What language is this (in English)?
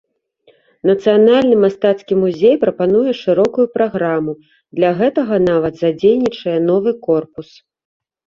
Belarusian